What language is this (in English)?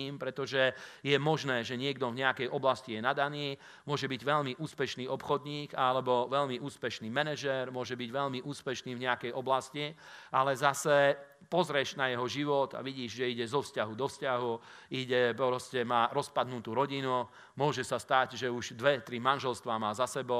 Slovak